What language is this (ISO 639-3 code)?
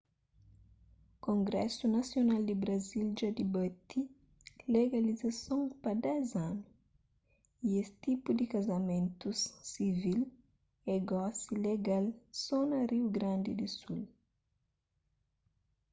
kea